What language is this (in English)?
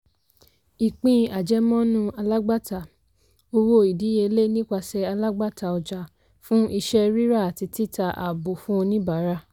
Yoruba